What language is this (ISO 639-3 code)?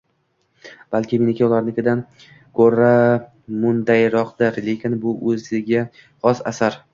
uzb